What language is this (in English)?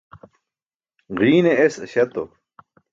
Burushaski